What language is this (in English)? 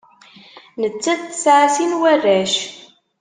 Kabyle